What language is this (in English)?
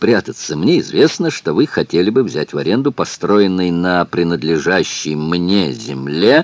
Russian